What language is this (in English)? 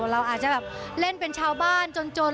Thai